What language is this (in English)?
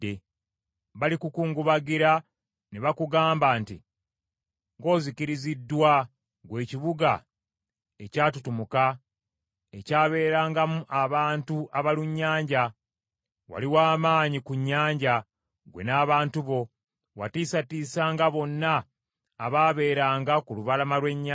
Ganda